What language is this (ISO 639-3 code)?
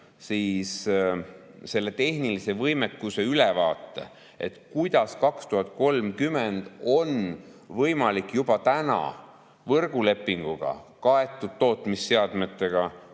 est